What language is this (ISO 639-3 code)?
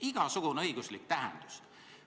est